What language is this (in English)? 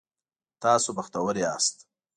Pashto